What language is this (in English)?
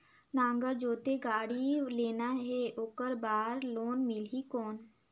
Chhattisgarhi